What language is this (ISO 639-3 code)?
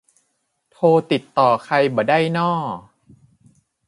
tha